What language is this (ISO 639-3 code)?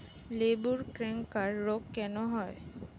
ben